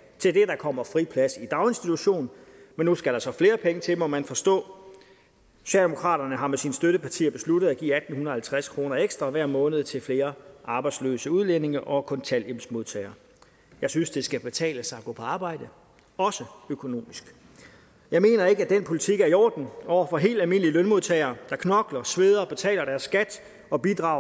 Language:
Danish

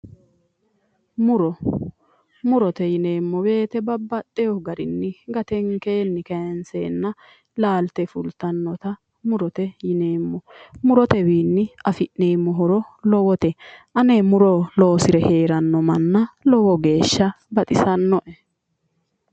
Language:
Sidamo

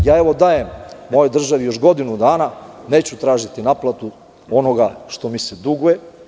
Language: Serbian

